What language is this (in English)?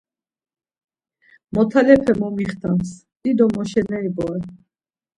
Laz